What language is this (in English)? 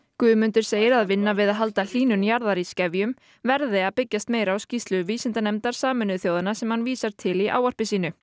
Icelandic